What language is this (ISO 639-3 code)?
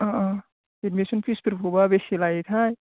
brx